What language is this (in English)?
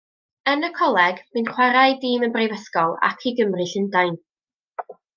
Welsh